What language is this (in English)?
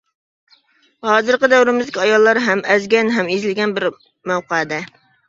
Uyghur